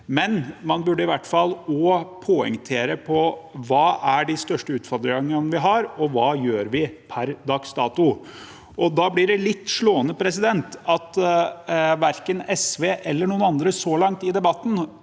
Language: Norwegian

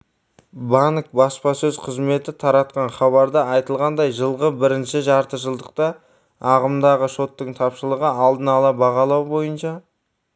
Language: Kazakh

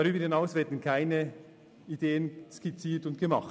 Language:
Swiss German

